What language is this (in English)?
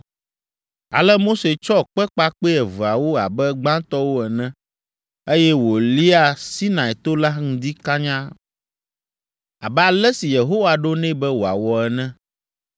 Ewe